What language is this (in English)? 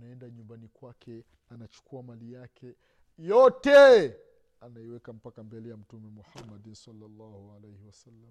Swahili